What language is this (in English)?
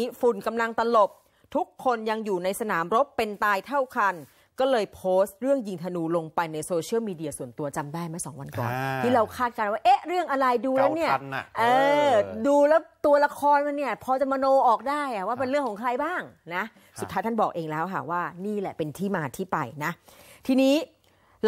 Thai